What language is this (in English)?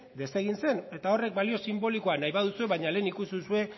Basque